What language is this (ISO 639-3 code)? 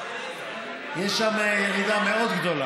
heb